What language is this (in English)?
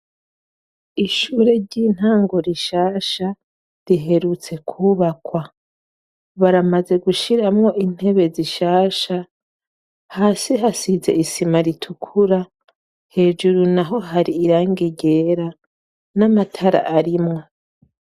Rundi